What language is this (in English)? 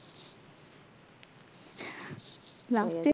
Bangla